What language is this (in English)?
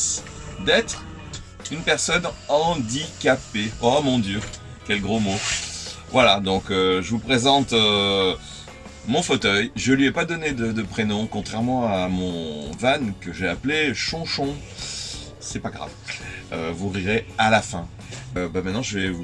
French